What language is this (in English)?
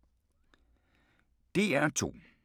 Danish